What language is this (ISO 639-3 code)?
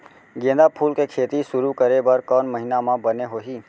hne